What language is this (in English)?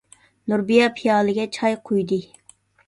Uyghur